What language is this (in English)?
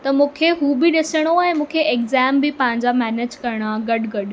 Sindhi